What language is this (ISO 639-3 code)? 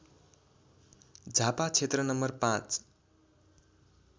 nep